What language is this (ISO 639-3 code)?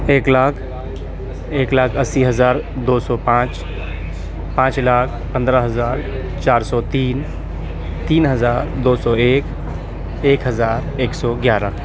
urd